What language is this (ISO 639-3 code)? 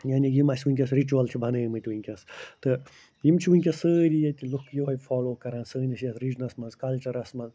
kas